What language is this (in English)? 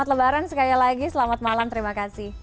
Indonesian